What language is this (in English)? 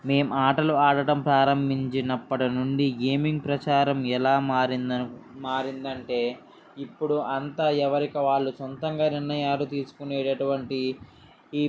Telugu